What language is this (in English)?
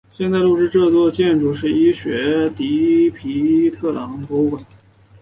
Chinese